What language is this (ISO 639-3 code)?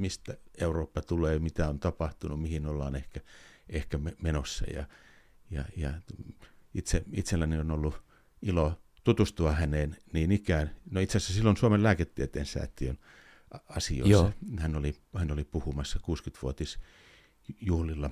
fin